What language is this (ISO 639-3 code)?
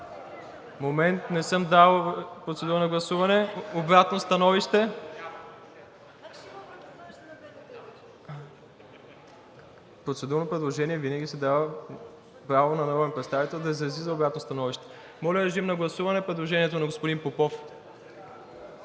bul